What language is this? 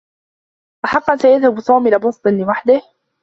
Arabic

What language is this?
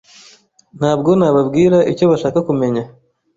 Kinyarwanda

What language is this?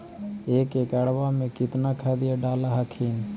Magahi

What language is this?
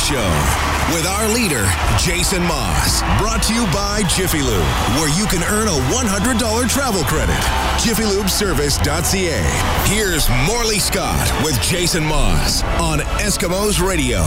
English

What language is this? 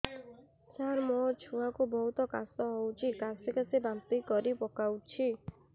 Odia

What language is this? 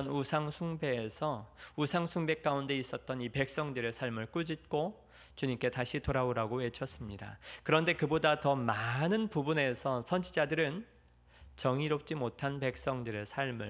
Korean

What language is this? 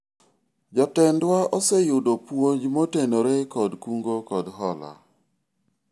Luo (Kenya and Tanzania)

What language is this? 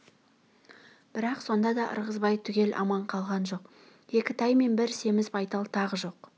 Kazakh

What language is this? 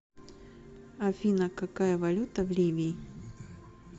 Russian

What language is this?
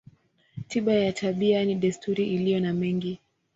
Swahili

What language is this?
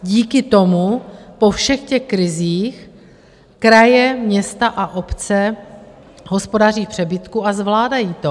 Czech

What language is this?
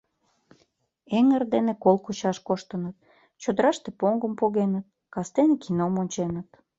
Mari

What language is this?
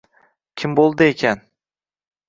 Uzbek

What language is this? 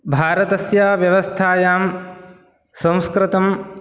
Sanskrit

